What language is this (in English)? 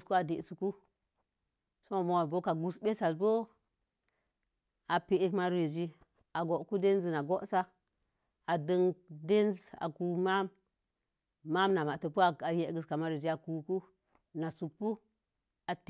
Mom Jango